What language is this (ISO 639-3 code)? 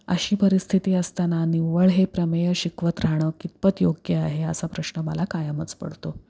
mar